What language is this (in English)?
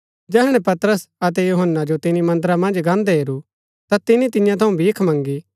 Gaddi